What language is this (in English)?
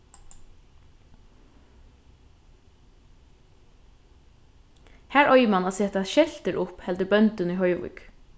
Faroese